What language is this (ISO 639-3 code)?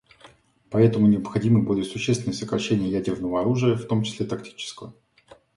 rus